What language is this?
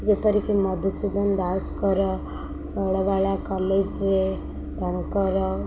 Odia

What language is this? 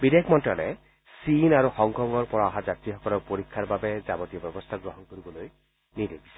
Assamese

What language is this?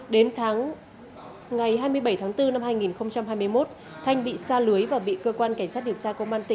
Vietnamese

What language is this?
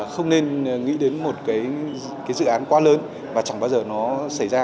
Vietnamese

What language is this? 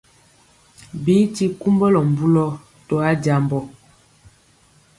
Mpiemo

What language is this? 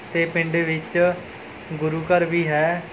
Punjabi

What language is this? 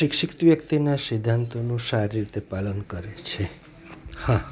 Gujarati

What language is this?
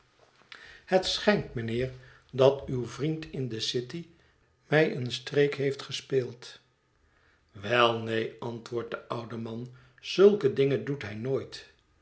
Dutch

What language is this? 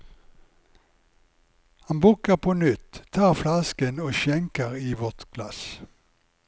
Norwegian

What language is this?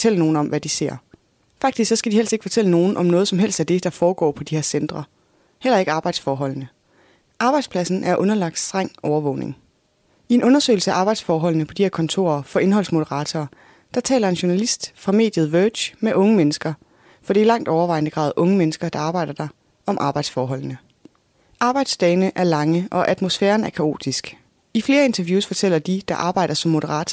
Danish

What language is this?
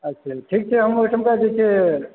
Maithili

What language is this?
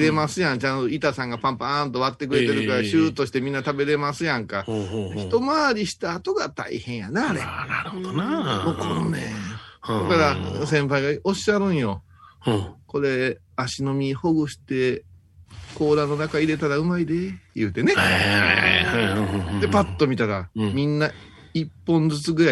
Japanese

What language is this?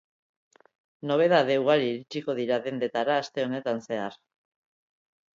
Basque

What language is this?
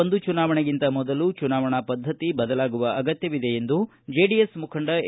Kannada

